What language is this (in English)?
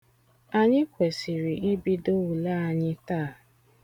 Igbo